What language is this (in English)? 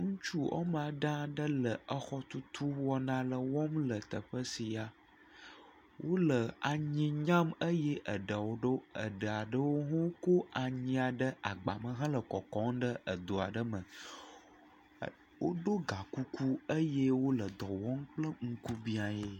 Ewe